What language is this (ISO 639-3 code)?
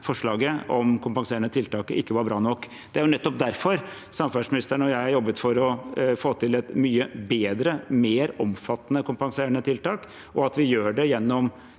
nor